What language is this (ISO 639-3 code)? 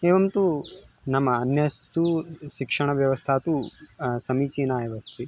san